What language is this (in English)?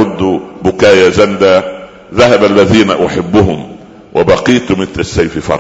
Arabic